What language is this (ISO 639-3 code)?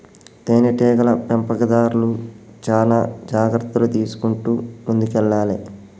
tel